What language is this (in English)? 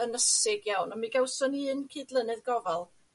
Welsh